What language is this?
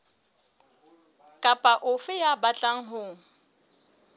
Southern Sotho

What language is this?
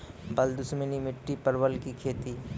Maithili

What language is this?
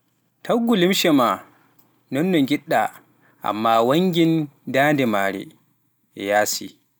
Pular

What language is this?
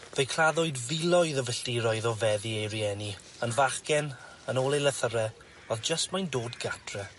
Welsh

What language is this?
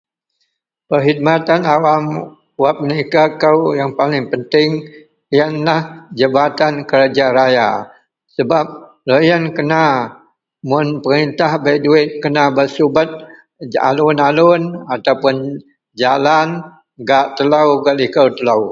Central Melanau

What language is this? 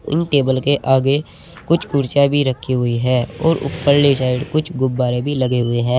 Hindi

